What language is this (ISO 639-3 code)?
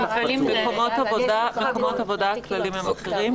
heb